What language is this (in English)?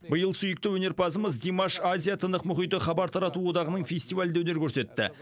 Kazakh